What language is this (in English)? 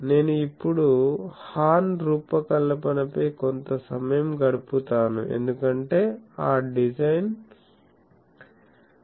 Telugu